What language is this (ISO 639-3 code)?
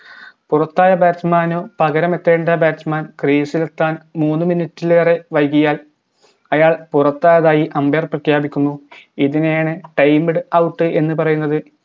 mal